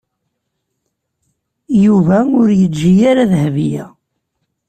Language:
Kabyle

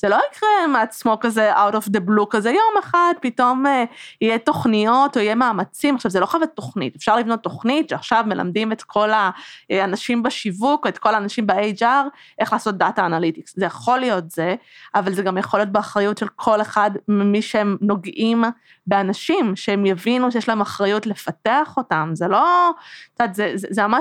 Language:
Hebrew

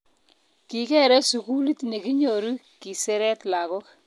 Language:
Kalenjin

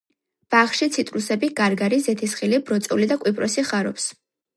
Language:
Georgian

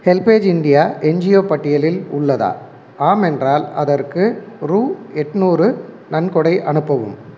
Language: Tamil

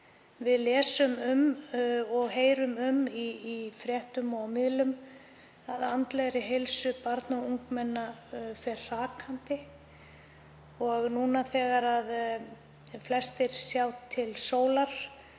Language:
Icelandic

